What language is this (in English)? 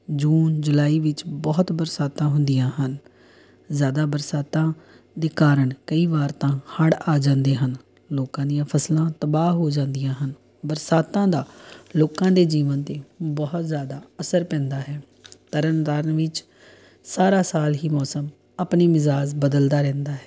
Punjabi